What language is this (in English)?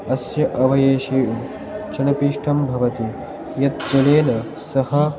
Sanskrit